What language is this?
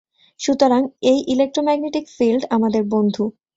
Bangla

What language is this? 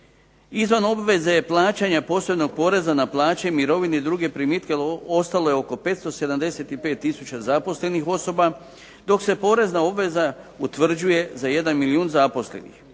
Croatian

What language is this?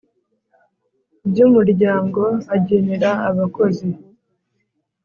Kinyarwanda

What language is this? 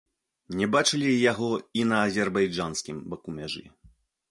Belarusian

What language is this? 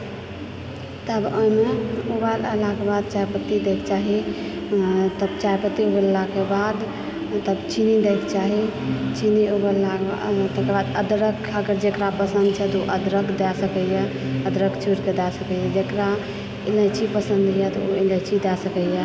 Maithili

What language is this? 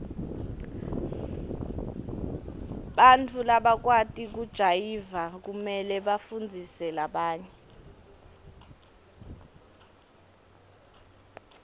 Swati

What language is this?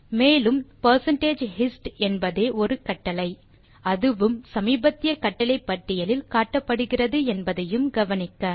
Tamil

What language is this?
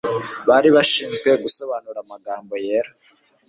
Kinyarwanda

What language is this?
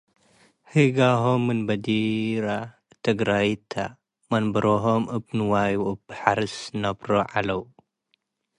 Tigre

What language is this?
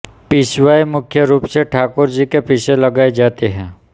Hindi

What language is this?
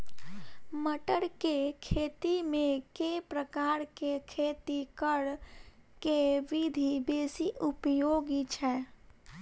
Maithili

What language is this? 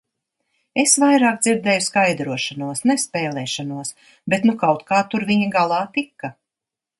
Latvian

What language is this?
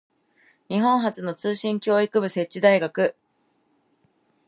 Japanese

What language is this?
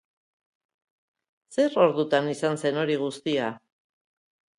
Basque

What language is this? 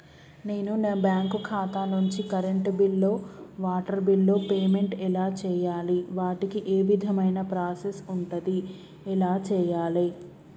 Telugu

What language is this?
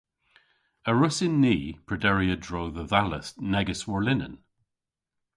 Cornish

